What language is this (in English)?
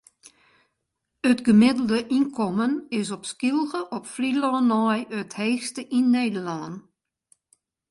Western Frisian